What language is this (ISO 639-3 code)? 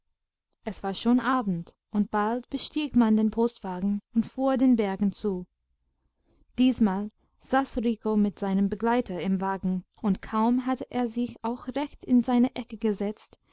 deu